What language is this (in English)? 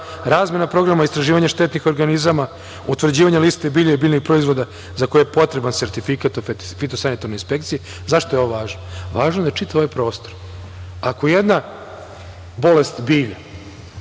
Serbian